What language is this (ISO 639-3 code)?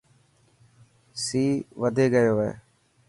mki